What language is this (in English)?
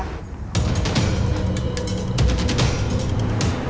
Indonesian